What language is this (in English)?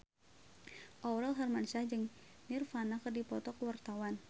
Sundanese